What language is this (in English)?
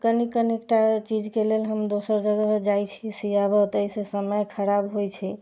Maithili